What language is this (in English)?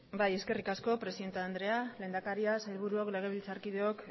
Basque